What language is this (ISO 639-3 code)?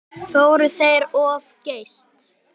isl